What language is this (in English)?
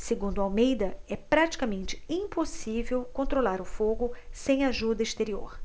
Portuguese